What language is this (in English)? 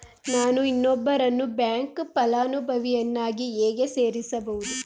Kannada